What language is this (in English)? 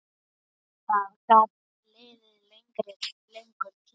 Icelandic